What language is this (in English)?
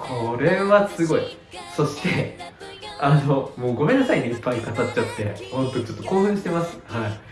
Japanese